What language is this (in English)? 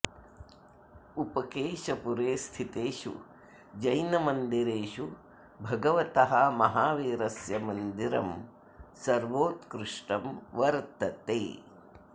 Sanskrit